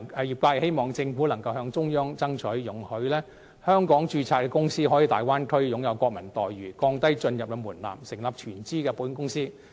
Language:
Cantonese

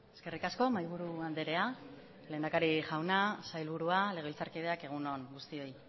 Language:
Basque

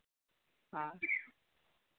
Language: Santali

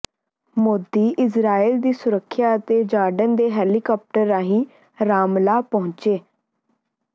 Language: Punjabi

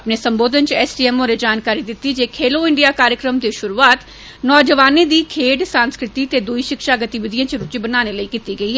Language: Dogri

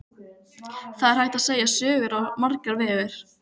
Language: Icelandic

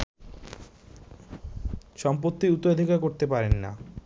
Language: Bangla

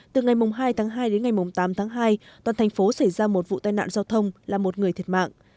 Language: Vietnamese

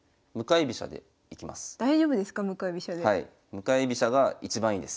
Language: Japanese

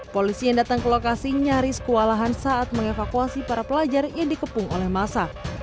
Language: Indonesian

